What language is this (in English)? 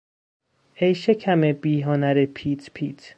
Persian